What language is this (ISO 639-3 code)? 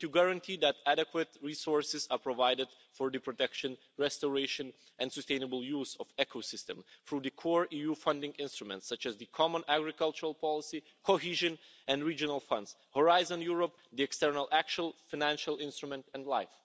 eng